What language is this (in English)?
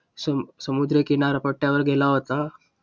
Marathi